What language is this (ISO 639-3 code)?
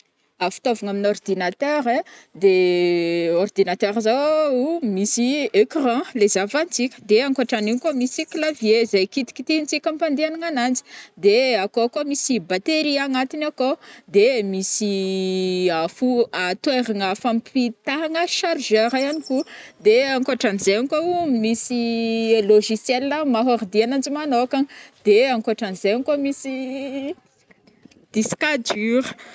bmm